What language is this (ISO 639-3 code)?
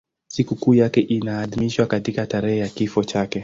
swa